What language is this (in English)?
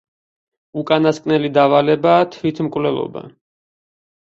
Georgian